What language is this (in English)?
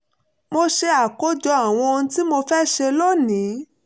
Yoruba